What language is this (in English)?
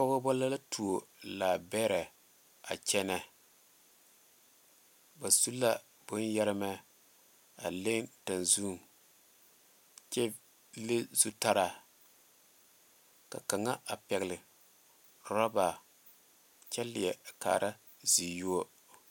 Southern Dagaare